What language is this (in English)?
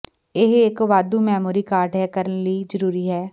Punjabi